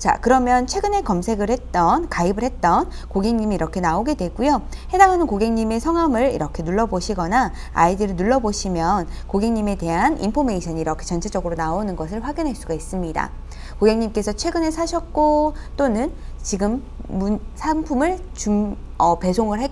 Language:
Korean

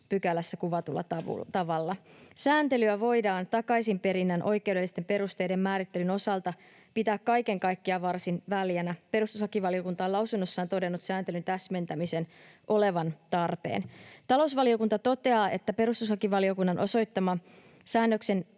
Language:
Finnish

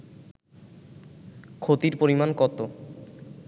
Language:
Bangla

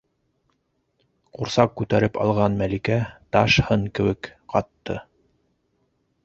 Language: Bashkir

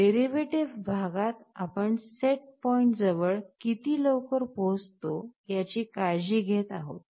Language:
Marathi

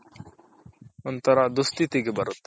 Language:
Kannada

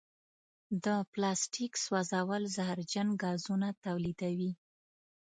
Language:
Pashto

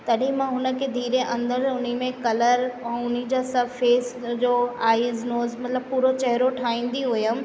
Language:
Sindhi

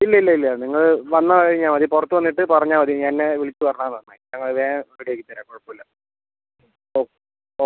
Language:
Malayalam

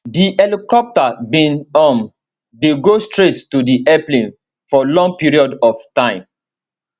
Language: Nigerian Pidgin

